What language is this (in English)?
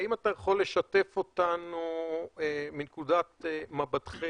Hebrew